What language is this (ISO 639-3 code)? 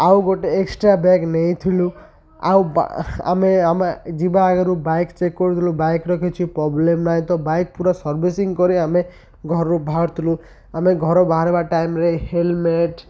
ori